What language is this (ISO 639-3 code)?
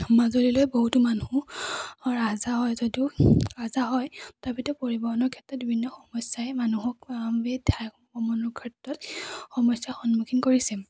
asm